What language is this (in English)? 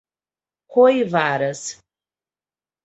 Portuguese